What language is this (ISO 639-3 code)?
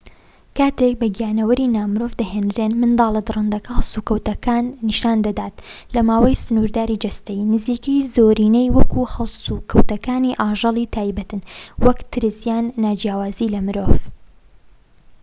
ckb